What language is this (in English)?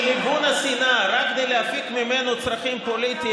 Hebrew